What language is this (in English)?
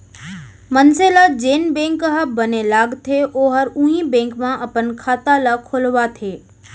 Chhattisgarhi